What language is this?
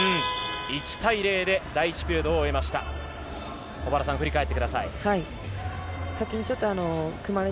Japanese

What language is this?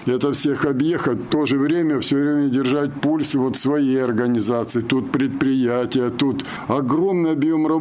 Russian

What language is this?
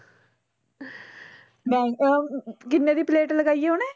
Punjabi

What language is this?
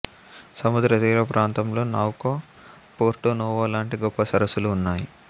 Telugu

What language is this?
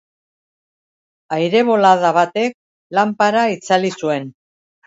Basque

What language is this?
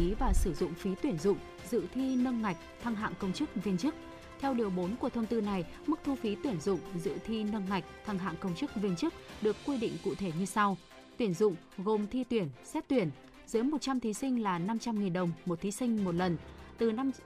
Vietnamese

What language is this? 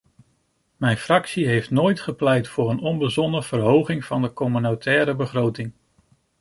Dutch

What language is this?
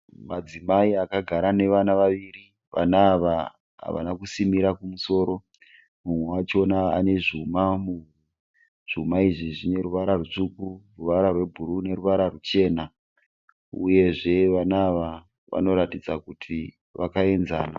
Shona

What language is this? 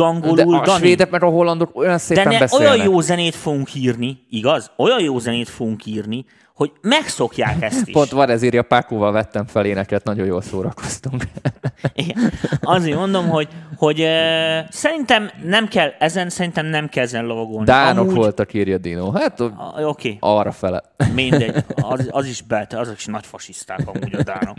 Hungarian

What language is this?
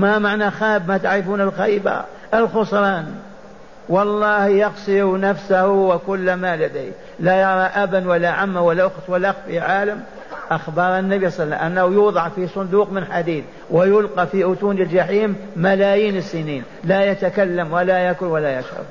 Arabic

